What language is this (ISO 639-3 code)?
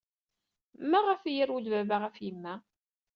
kab